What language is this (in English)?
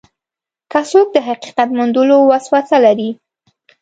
Pashto